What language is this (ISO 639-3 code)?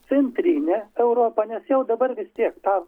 lit